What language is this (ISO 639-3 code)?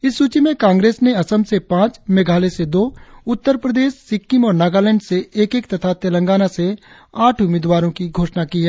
hin